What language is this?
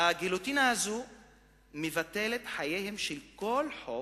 Hebrew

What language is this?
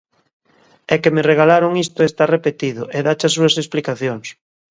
Galician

